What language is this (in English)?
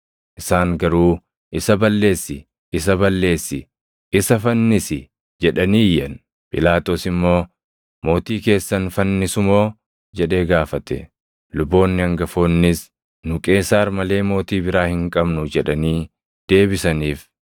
Oromo